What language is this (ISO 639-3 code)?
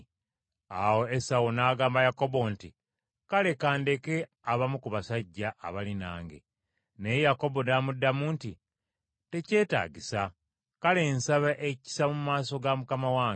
lug